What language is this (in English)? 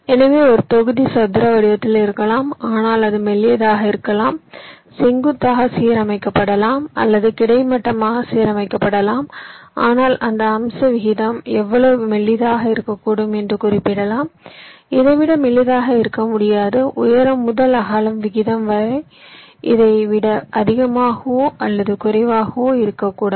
Tamil